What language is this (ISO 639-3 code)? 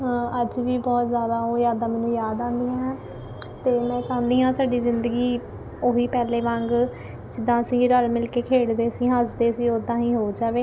pan